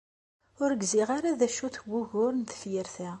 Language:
Kabyle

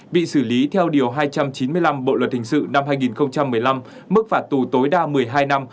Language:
Vietnamese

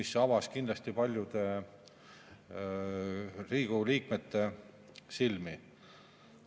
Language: Estonian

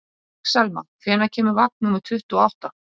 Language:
Icelandic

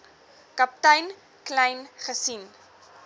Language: Afrikaans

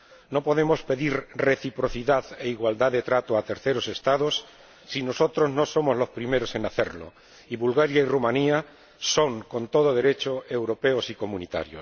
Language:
Spanish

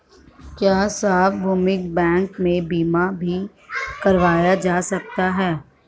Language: Hindi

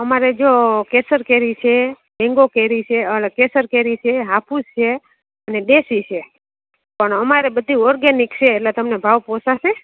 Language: Gujarati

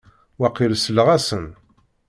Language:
Kabyle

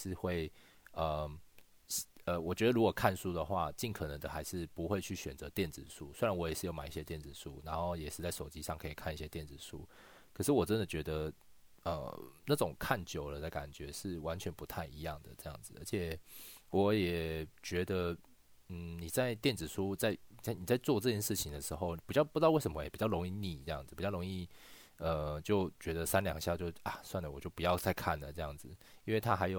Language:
Chinese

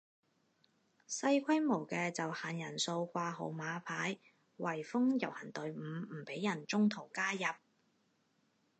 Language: Cantonese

